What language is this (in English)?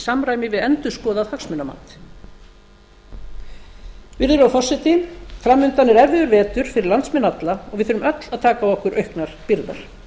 Icelandic